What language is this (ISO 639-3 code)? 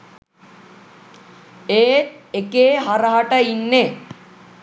sin